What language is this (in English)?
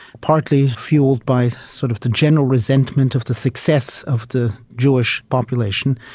English